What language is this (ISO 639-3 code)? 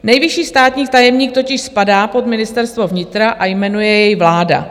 ces